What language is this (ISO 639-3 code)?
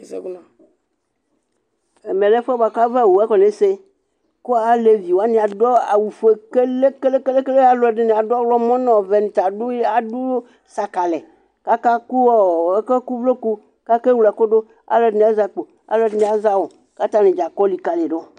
kpo